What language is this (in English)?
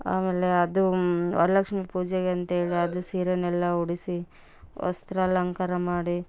Kannada